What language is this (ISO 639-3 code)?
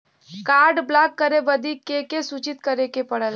bho